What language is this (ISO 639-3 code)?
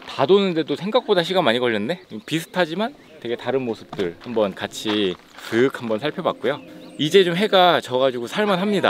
kor